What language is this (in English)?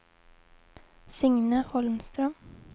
Swedish